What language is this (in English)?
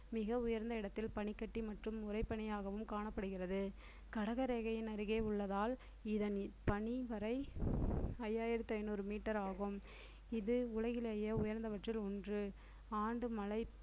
Tamil